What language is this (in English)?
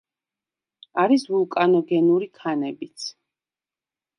Georgian